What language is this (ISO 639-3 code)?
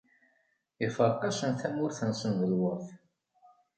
kab